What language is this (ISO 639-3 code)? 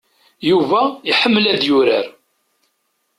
kab